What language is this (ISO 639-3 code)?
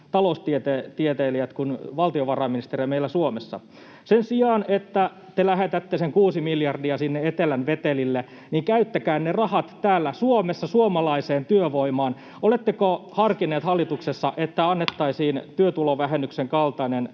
fin